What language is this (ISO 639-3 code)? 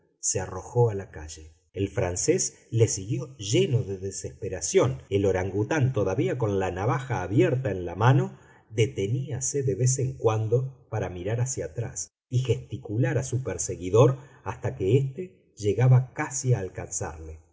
spa